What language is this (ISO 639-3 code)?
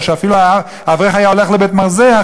heb